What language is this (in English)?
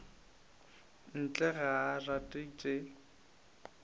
Northern Sotho